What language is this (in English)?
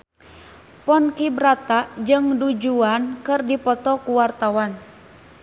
Sundanese